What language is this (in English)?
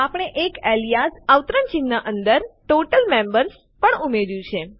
Gujarati